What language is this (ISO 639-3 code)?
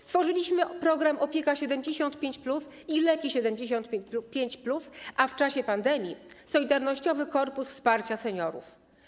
pol